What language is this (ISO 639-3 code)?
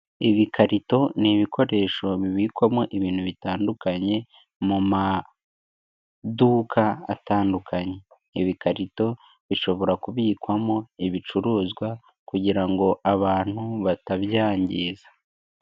kin